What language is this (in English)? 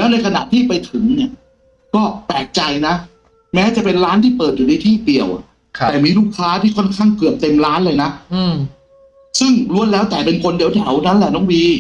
Thai